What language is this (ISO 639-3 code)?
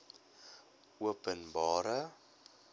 afr